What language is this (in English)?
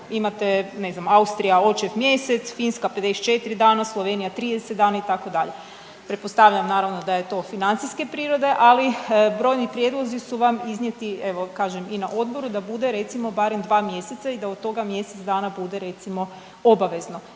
Croatian